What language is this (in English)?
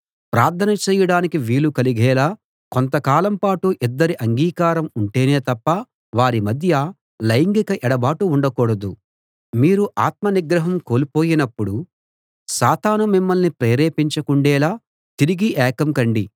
Telugu